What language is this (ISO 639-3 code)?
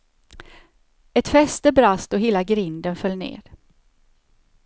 swe